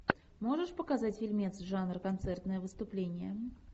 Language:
Russian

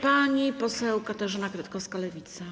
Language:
Polish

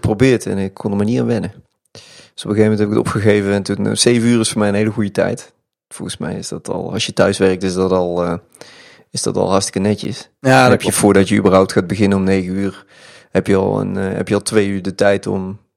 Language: Dutch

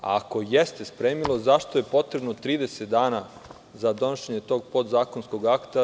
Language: Serbian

